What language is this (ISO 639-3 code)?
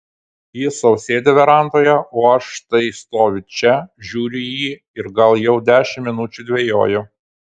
lit